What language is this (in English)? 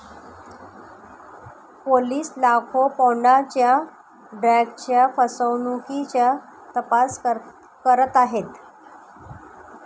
Marathi